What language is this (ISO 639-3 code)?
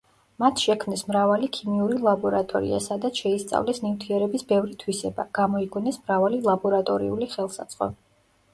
kat